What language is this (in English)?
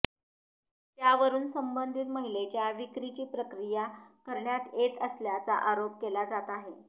Marathi